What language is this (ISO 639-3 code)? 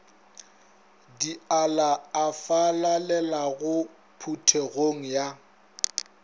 nso